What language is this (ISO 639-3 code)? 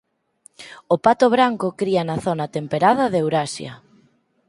glg